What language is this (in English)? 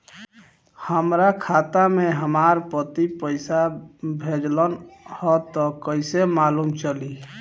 Bhojpuri